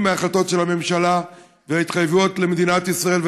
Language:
Hebrew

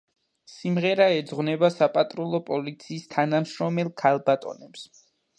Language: Georgian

